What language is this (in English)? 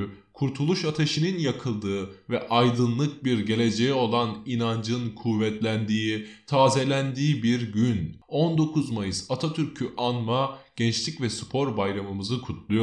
Turkish